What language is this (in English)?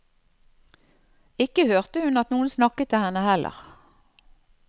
Norwegian